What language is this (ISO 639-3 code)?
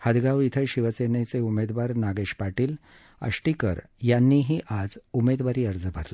mar